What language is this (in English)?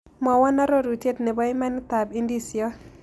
Kalenjin